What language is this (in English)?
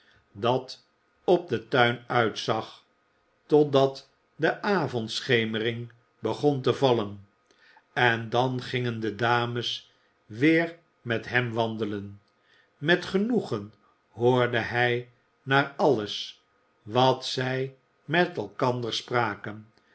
Dutch